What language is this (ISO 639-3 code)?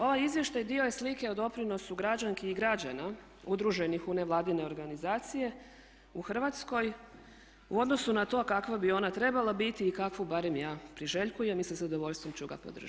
hrv